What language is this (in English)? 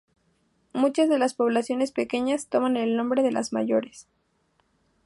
Spanish